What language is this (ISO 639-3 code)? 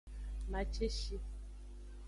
ajg